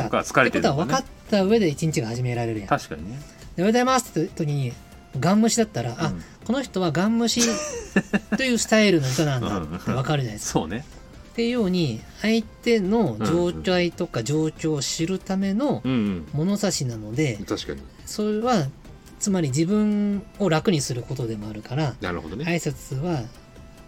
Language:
Japanese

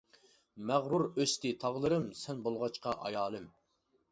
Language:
Uyghur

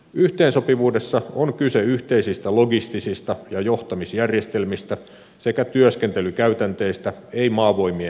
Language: Finnish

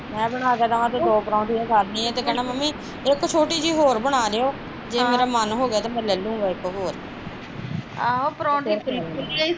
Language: Punjabi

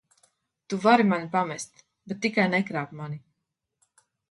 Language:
Latvian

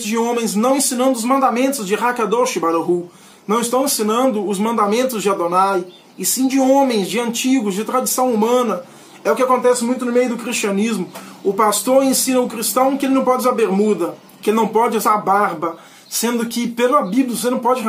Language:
Portuguese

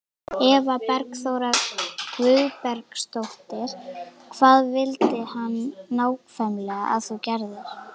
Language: Icelandic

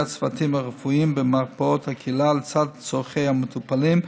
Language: Hebrew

